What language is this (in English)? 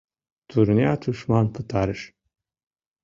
Mari